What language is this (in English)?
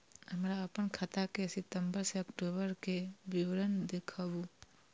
Maithili